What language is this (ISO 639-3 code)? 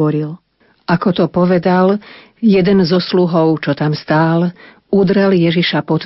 slk